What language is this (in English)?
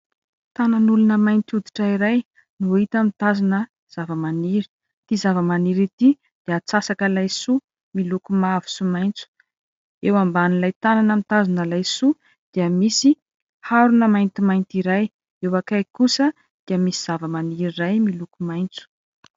Malagasy